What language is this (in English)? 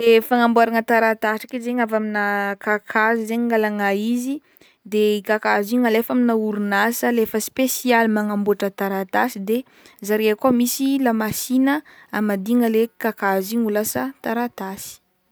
Northern Betsimisaraka Malagasy